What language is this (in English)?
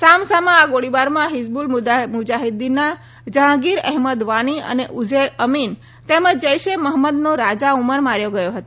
Gujarati